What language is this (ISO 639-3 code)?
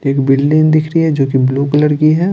hin